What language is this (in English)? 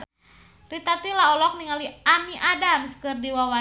Sundanese